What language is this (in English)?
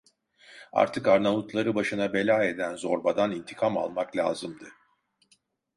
Turkish